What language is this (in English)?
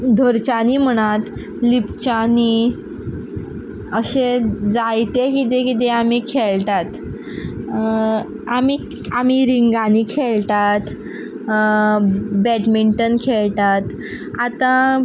Konkani